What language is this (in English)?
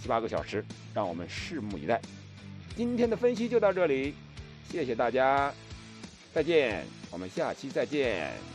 Chinese